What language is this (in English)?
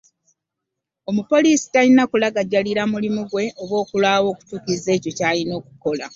Ganda